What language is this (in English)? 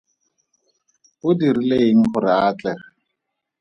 Tswana